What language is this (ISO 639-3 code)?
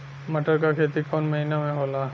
bho